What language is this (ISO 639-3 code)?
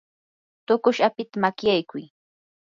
qur